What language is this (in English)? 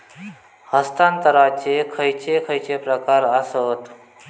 Marathi